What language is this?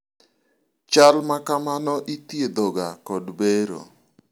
Luo (Kenya and Tanzania)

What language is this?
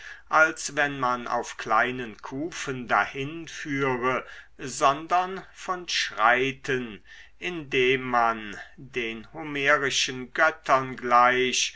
German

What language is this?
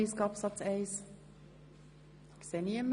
Swiss German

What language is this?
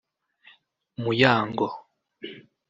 Kinyarwanda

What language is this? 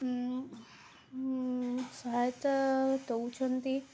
Odia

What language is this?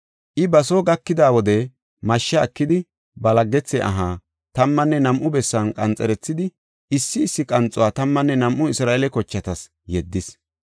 Gofa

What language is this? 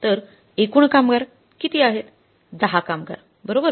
Marathi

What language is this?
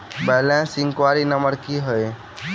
Maithili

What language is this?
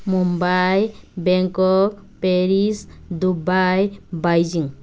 Manipuri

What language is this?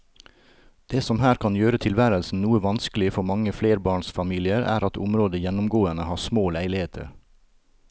Norwegian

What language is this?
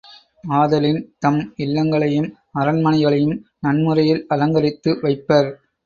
Tamil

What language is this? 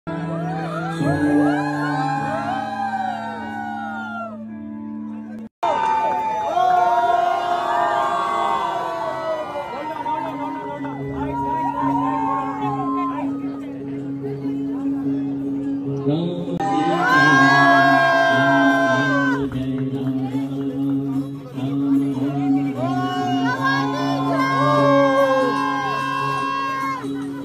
Arabic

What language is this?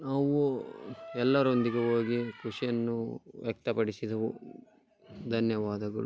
Kannada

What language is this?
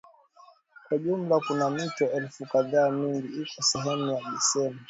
Swahili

